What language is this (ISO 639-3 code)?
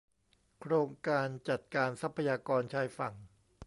tha